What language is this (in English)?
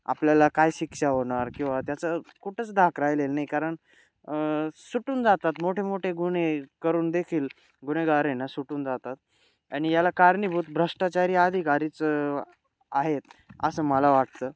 Marathi